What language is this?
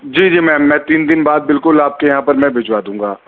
Urdu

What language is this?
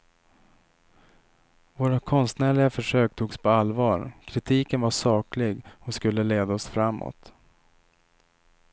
Swedish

